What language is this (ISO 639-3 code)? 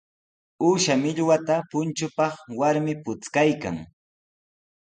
qws